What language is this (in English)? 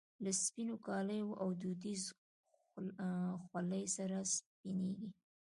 Pashto